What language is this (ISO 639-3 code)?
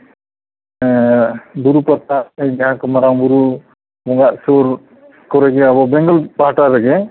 sat